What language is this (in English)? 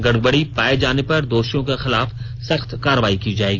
Hindi